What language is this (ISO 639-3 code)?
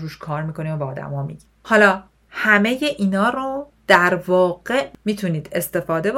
fas